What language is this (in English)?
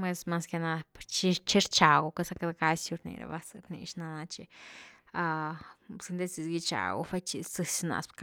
Güilá Zapotec